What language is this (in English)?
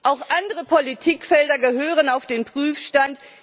German